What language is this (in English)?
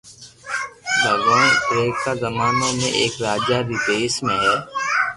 Loarki